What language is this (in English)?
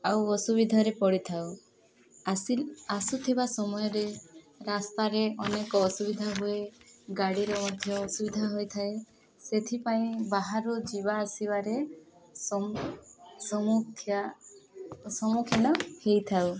Odia